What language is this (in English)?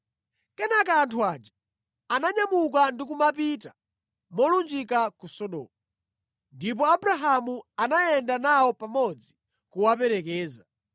Nyanja